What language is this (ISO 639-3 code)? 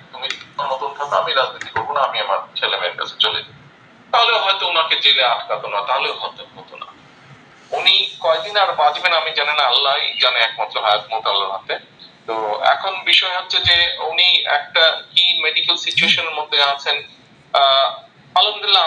ben